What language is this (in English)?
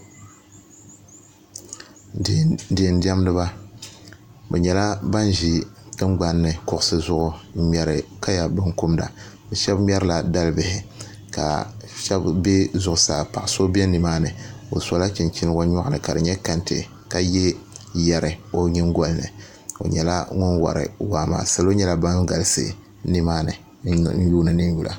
Dagbani